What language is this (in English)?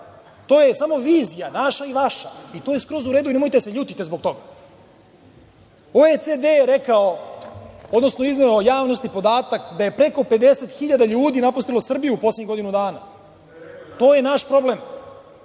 Serbian